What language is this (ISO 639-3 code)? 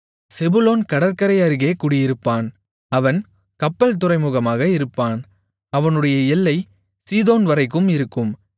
tam